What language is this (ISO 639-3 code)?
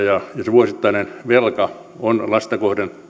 fin